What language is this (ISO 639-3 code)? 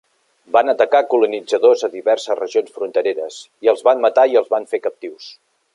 cat